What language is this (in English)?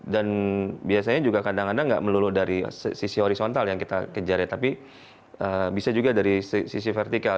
Indonesian